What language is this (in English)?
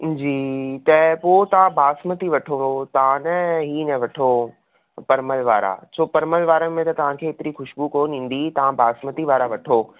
Sindhi